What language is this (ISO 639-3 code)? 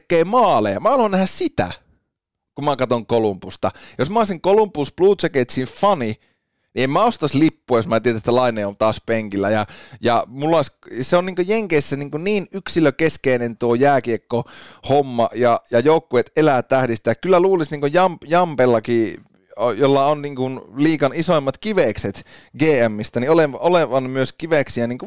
fin